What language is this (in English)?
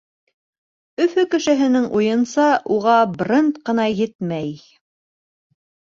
Bashkir